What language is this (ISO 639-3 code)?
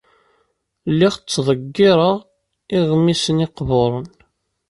kab